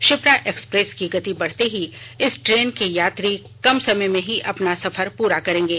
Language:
Hindi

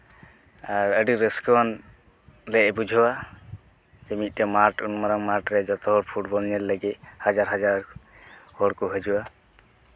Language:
Santali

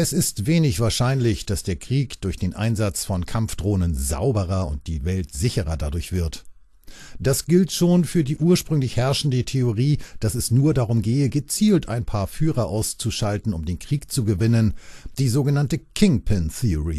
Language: German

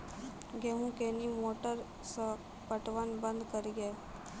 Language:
Maithili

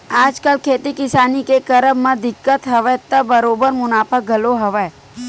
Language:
Chhattisgarhi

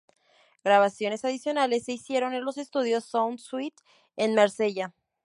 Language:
Spanish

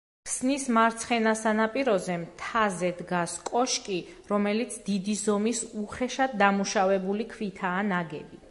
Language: Georgian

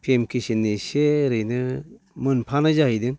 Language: Bodo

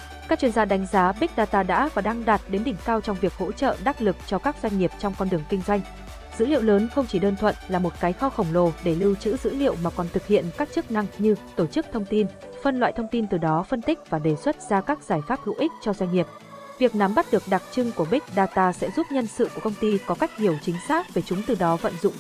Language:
Vietnamese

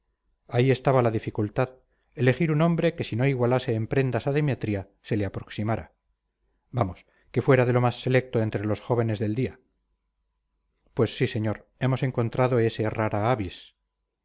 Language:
Spanish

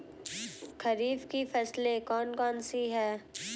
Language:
Hindi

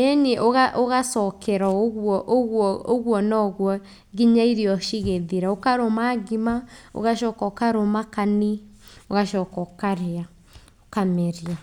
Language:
Kikuyu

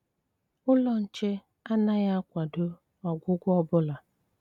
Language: Igbo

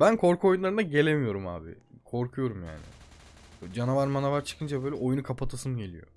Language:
Turkish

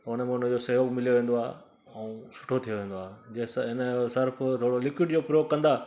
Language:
Sindhi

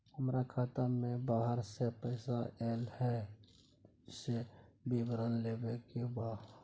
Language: Maithili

